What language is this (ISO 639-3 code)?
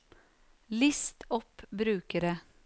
nor